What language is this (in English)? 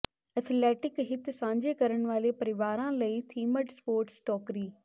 Punjabi